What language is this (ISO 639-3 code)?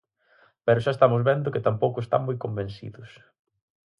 glg